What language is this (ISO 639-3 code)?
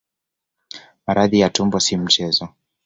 swa